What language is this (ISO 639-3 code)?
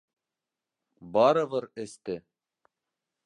bak